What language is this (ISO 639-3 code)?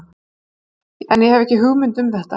isl